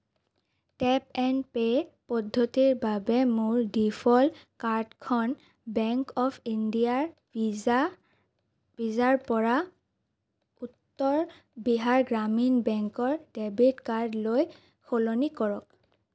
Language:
Assamese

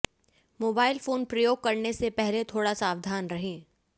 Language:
Hindi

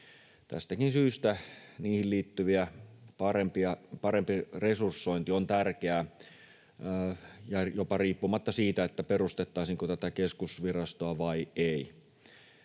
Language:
Finnish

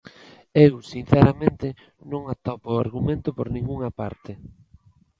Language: Galician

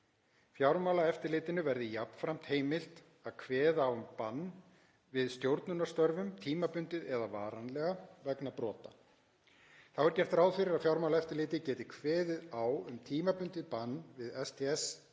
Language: Icelandic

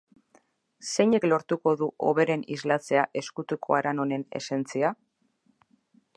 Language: Basque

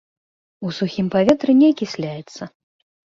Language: Belarusian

